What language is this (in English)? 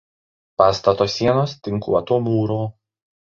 Lithuanian